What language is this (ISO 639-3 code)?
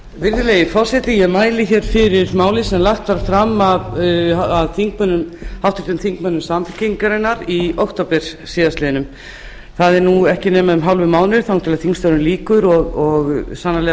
isl